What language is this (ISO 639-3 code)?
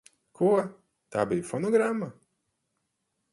lav